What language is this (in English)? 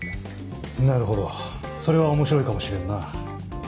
Japanese